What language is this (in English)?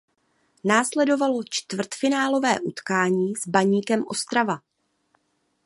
Czech